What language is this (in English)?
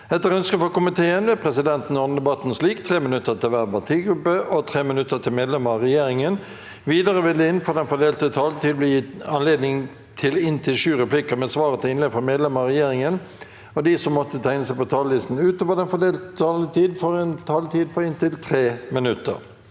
Norwegian